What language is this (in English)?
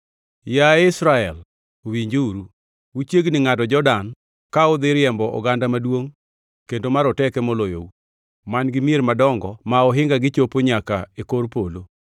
Luo (Kenya and Tanzania)